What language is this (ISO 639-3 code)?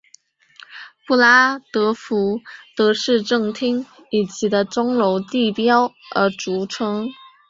zho